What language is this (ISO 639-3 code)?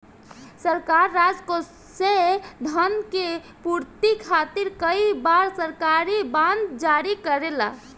bho